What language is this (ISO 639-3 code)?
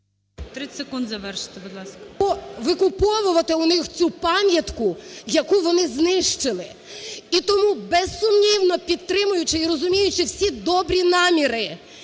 ukr